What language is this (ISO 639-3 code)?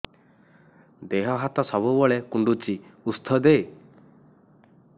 ori